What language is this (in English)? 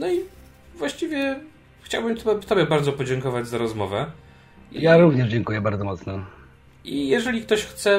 Polish